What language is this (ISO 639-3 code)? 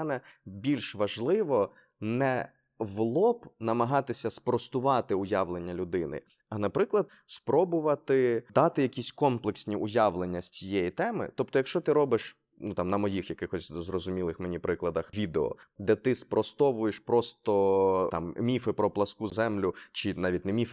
ukr